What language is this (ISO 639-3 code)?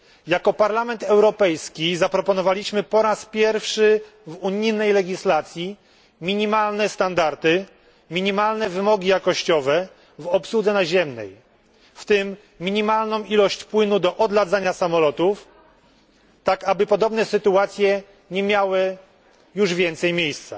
pol